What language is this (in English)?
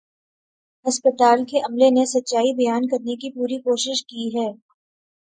Urdu